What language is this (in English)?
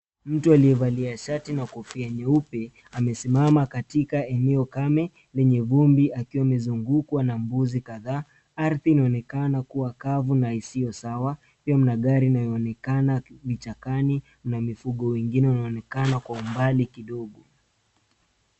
Swahili